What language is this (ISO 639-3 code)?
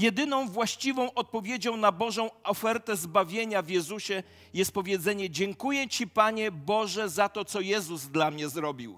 pol